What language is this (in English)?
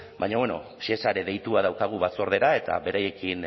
Basque